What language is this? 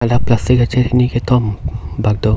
Karbi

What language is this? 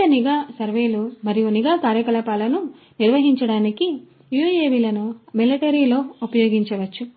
Telugu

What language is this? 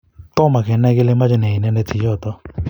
Kalenjin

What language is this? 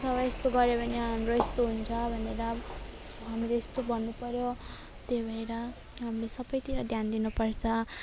Nepali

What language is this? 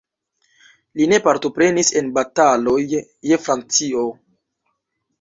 Esperanto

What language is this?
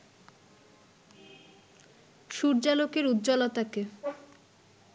Bangla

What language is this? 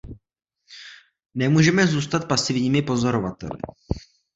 Czech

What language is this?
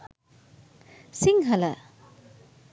Sinhala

